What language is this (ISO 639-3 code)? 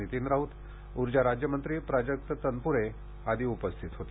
mar